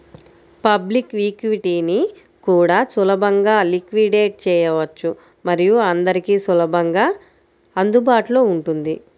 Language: Telugu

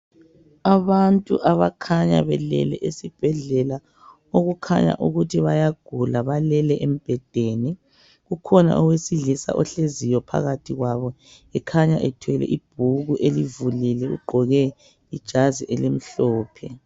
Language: North Ndebele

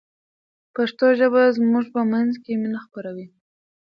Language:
Pashto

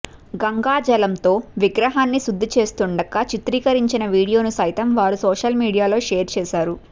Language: Telugu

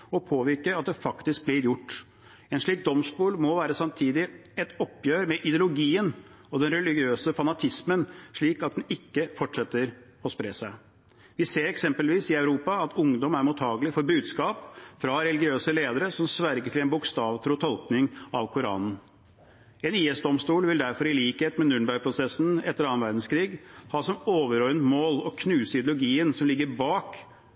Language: Norwegian Bokmål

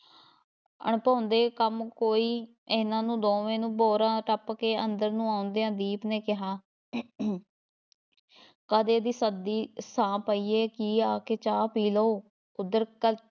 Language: Punjabi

